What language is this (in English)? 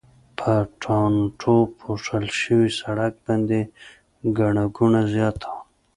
Pashto